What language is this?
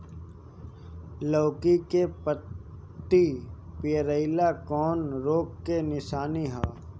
Bhojpuri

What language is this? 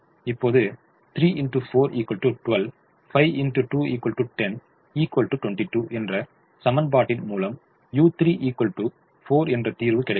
Tamil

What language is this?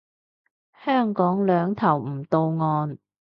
Cantonese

